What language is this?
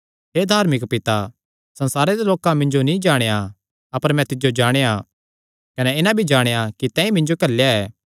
Kangri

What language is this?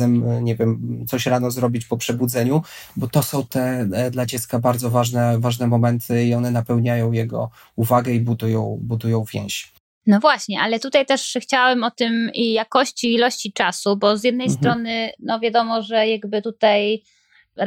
Polish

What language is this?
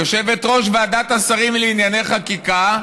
Hebrew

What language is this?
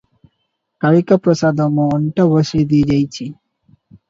Odia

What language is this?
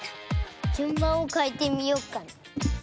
Japanese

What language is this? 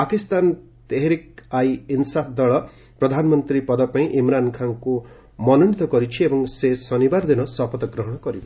Odia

